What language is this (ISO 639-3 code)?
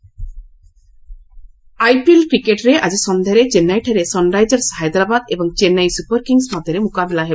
ori